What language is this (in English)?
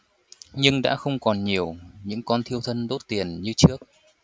Vietnamese